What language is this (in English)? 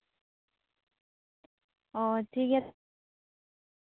Santali